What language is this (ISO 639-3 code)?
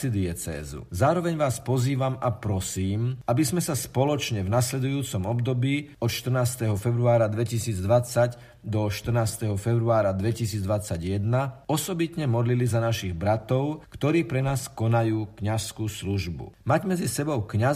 slk